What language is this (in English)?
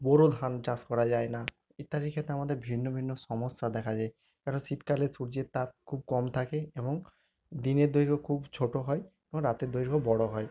Bangla